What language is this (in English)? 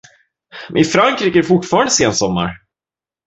Swedish